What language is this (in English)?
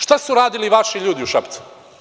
Serbian